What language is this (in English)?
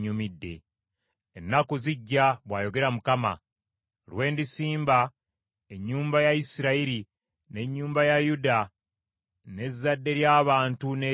Ganda